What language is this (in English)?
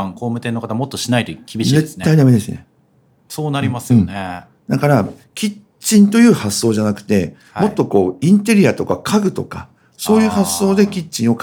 Japanese